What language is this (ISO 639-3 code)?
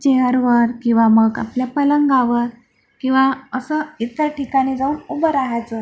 mar